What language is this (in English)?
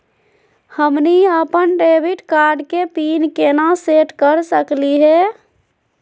Magahi